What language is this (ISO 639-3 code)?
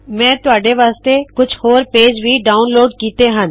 pan